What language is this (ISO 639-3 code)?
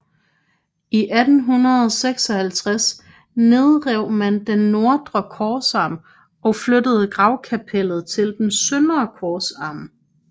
dan